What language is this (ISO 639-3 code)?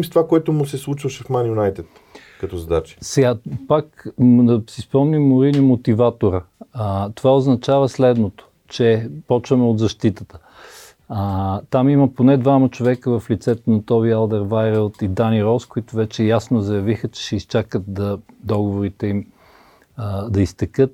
bul